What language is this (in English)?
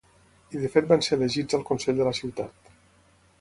Catalan